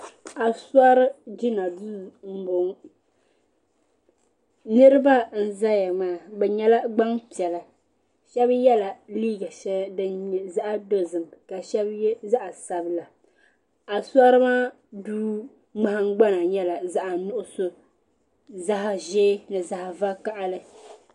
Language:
Dagbani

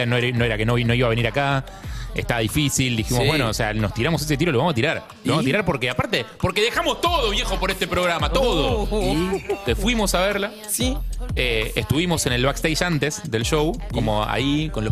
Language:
Spanish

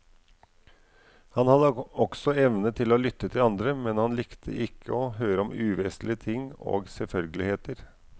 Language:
Norwegian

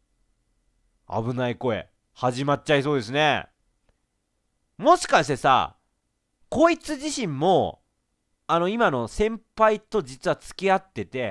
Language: Japanese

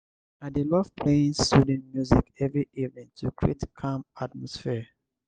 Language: Nigerian Pidgin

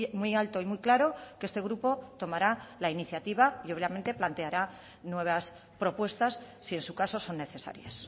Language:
Spanish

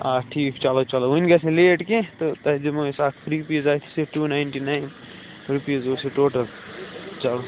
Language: Kashmiri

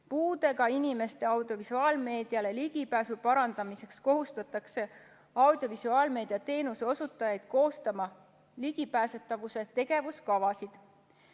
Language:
Estonian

